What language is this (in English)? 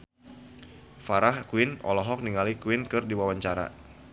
Sundanese